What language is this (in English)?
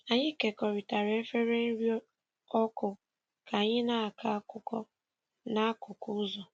Igbo